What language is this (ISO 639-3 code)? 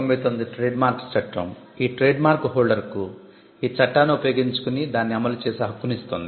tel